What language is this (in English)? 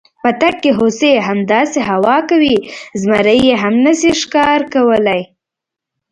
Pashto